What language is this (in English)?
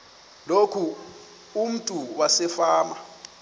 Xhosa